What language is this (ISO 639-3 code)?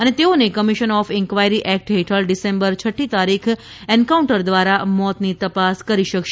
guj